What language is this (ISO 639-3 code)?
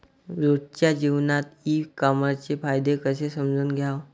mar